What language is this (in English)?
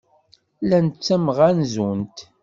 Kabyle